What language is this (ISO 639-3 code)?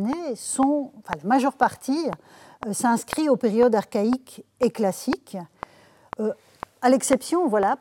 fra